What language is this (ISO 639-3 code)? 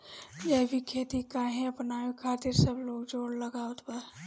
bho